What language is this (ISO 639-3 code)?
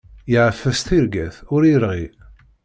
kab